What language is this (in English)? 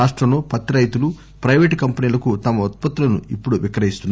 Telugu